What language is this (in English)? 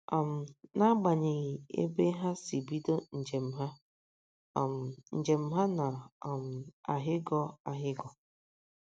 Igbo